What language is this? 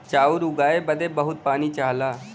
Bhojpuri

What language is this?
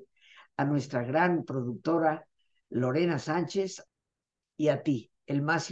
Spanish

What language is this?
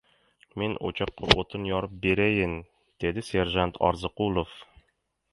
Uzbek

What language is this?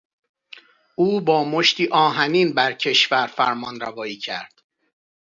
Persian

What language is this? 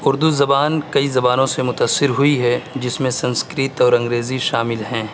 Urdu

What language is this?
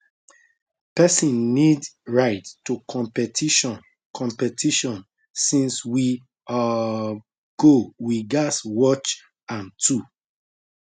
Nigerian Pidgin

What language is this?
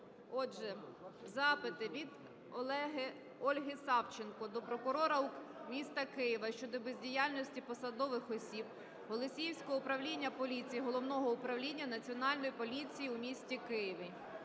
Ukrainian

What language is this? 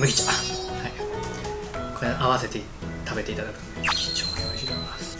Japanese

